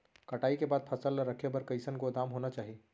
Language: Chhattisgarhi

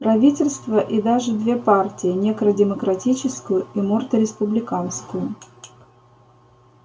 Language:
Russian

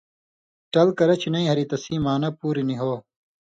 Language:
Indus Kohistani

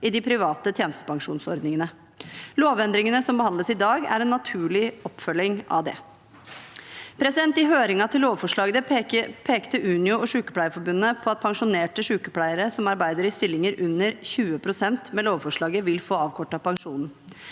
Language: Norwegian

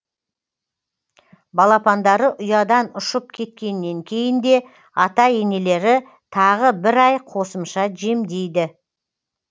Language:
Kazakh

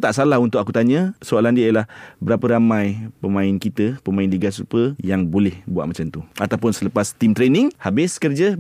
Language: Malay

